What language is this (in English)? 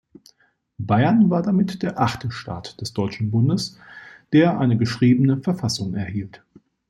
German